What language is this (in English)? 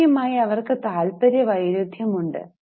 Malayalam